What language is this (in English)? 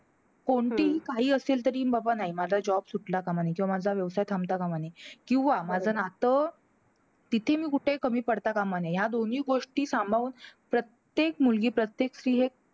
Marathi